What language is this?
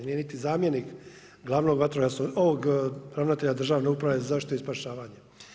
Croatian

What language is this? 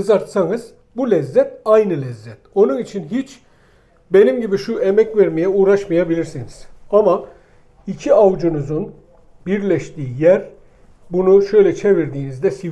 Turkish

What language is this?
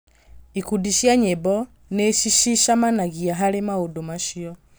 Kikuyu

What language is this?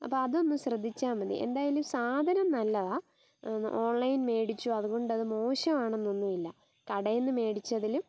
Malayalam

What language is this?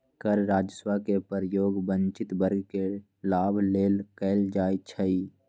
Magahi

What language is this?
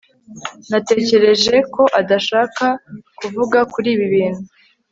Kinyarwanda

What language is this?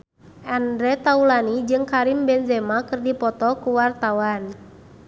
Sundanese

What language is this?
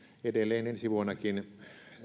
Finnish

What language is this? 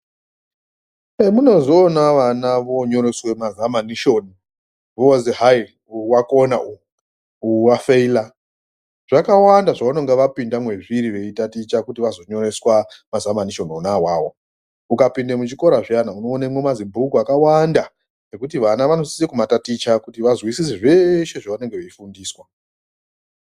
Ndau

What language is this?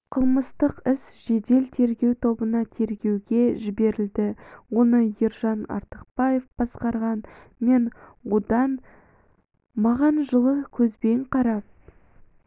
Kazakh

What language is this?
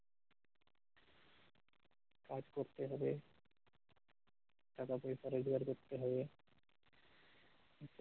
Bangla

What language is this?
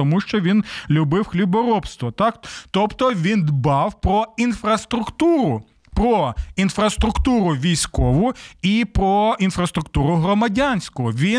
Ukrainian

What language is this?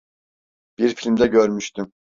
Turkish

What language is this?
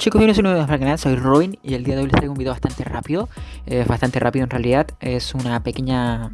Spanish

